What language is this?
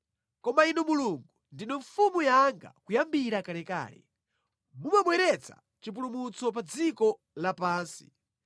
Nyanja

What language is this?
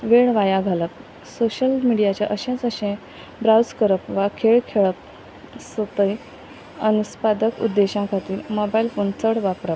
Konkani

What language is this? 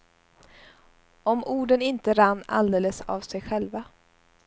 Swedish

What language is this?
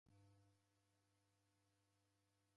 Taita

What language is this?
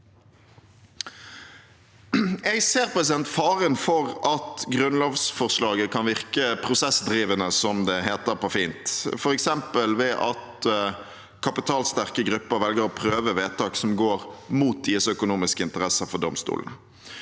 Norwegian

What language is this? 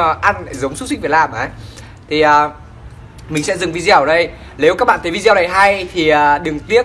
Vietnamese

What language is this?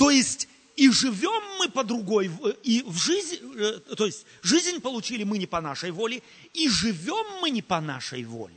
Russian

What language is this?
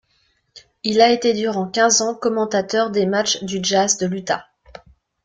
French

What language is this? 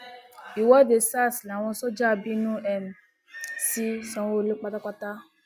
Yoruba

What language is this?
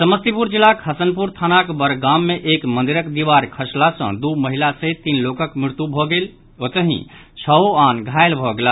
Maithili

